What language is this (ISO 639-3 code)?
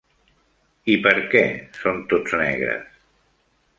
cat